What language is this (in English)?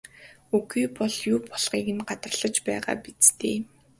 Mongolian